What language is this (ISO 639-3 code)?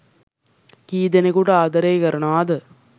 sin